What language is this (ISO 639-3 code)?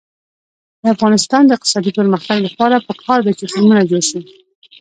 pus